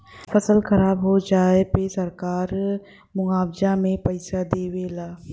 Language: Bhojpuri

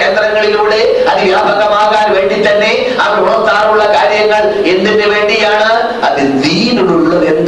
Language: Malayalam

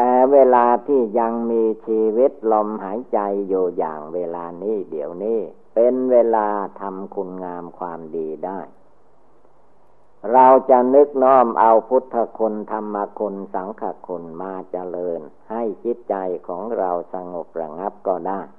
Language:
Thai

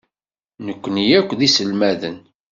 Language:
Kabyle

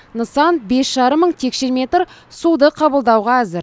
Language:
Kazakh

